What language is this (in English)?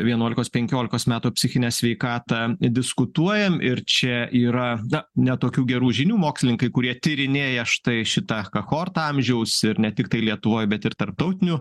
Lithuanian